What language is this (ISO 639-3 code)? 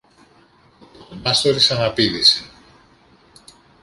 ell